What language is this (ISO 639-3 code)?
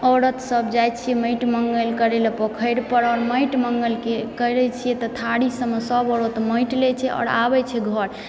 mai